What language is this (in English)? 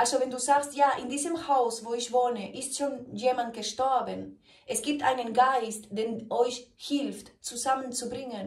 German